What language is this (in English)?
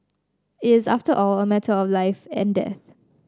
English